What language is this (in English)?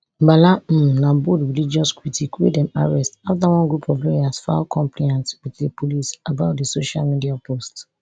Nigerian Pidgin